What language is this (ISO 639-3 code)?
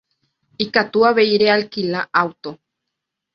grn